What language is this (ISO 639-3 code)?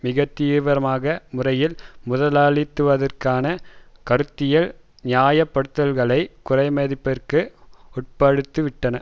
tam